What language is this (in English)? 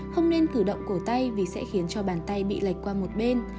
Vietnamese